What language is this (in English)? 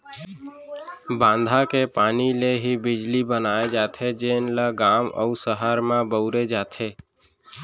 Chhattisgarhi